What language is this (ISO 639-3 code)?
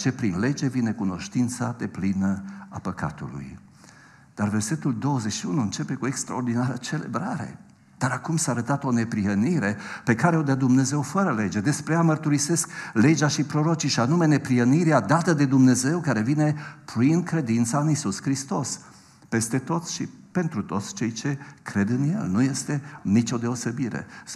ron